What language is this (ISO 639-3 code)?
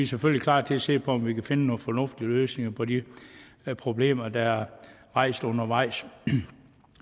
dan